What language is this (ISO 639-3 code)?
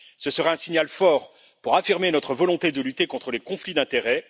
fra